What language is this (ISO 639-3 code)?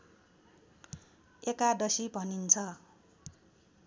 nep